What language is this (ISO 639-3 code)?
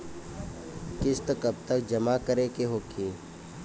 bho